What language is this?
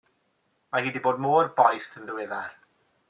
Welsh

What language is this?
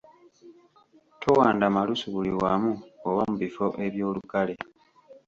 Ganda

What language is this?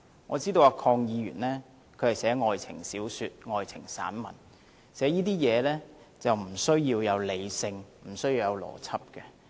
Cantonese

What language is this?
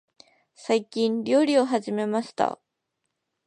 Japanese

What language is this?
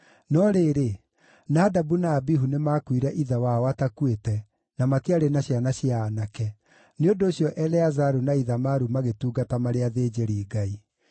Kikuyu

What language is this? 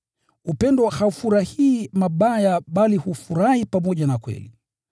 Swahili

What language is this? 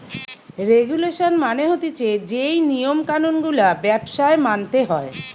Bangla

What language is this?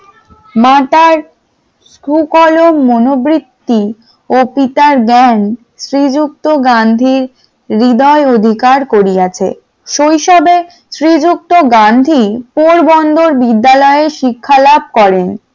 Bangla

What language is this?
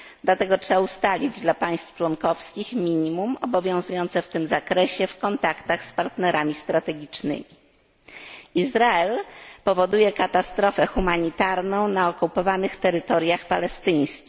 Polish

